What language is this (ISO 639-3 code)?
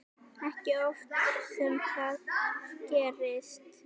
isl